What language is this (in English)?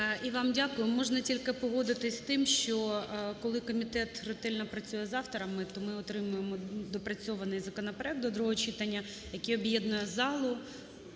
Ukrainian